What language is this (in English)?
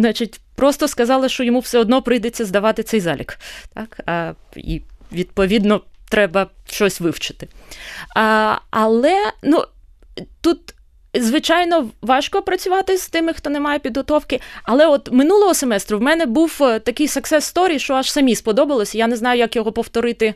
Ukrainian